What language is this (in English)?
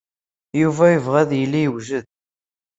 Kabyle